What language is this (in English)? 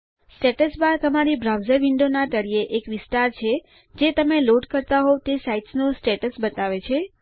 Gujarati